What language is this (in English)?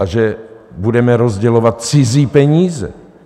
Czech